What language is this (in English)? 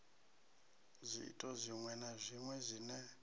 Venda